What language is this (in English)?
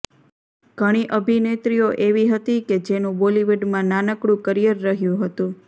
Gujarati